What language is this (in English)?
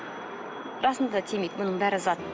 Kazakh